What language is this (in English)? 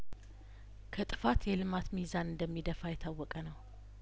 Amharic